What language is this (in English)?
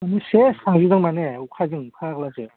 Bodo